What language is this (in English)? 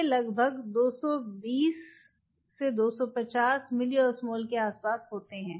Hindi